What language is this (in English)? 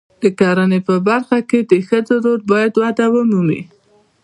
Pashto